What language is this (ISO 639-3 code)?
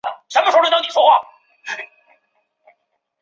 zho